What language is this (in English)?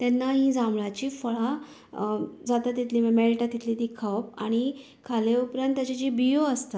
Konkani